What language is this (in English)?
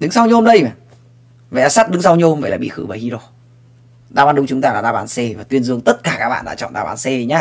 Vietnamese